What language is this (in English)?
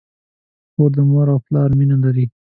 Pashto